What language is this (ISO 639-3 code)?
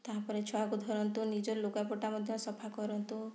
ori